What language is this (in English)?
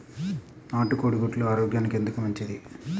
Telugu